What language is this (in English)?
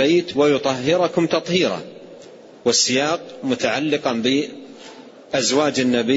Arabic